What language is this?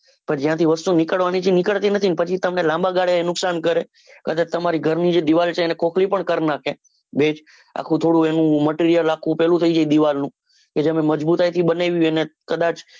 Gujarati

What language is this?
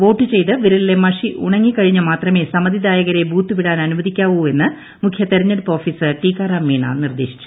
Malayalam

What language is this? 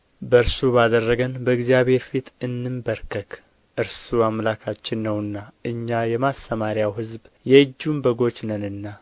Amharic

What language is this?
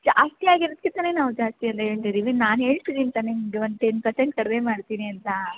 Kannada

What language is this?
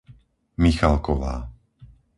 Slovak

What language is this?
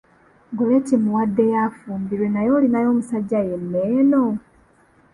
Ganda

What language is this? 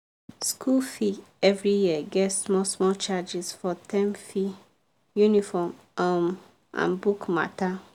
Nigerian Pidgin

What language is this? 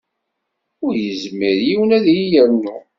Kabyle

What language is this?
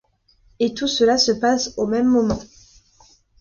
French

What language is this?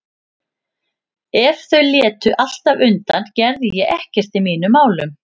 Icelandic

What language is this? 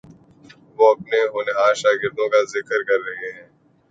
Urdu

